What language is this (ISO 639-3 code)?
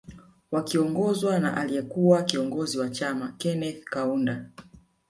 swa